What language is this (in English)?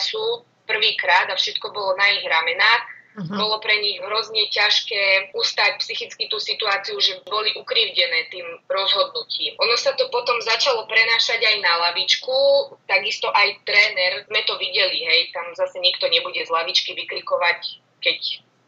Slovak